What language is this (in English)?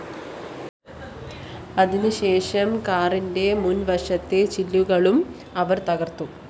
Malayalam